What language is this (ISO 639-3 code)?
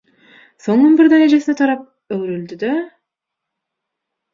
tuk